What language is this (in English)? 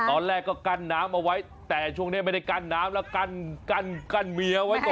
Thai